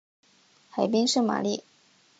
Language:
Chinese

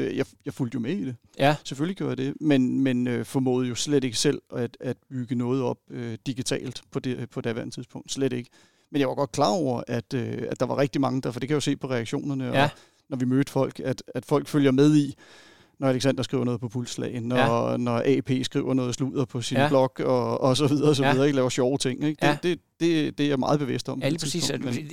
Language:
Danish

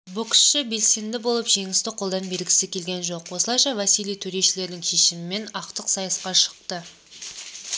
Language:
Kazakh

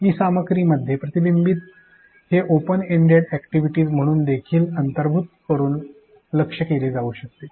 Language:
Marathi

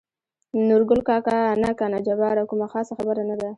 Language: Pashto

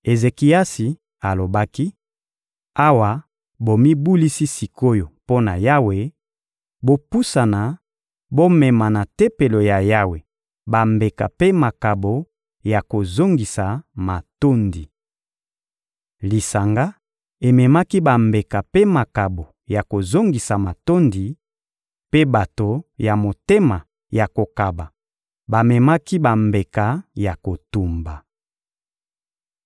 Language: Lingala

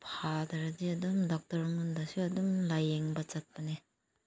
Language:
Manipuri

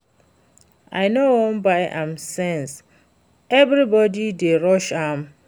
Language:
Nigerian Pidgin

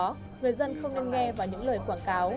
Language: Vietnamese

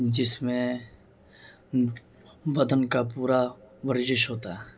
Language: Urdu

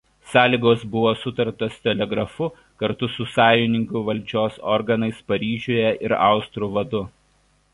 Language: Lithuanian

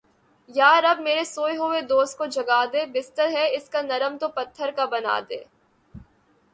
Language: Urdu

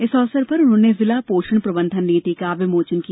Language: Hindi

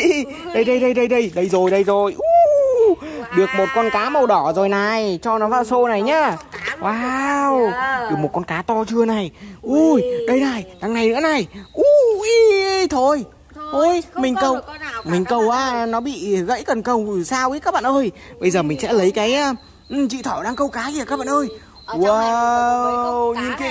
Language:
Vietnamese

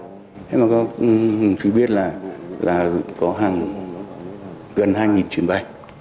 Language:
Vietnamese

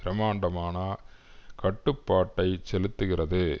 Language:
Tamil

